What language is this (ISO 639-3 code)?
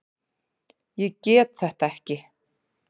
isl